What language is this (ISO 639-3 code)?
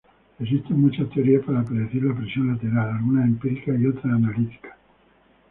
spa